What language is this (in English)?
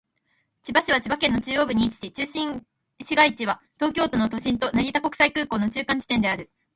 Japanese